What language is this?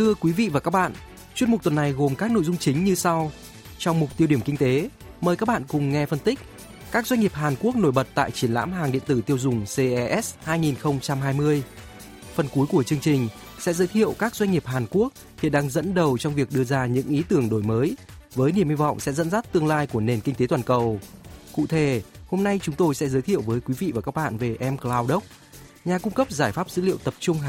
Vietnamese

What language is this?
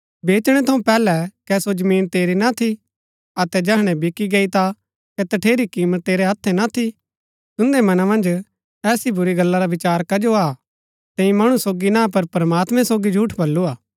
Gaddi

